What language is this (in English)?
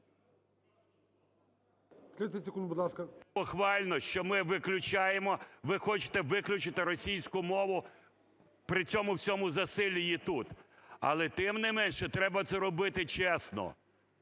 Ukrainian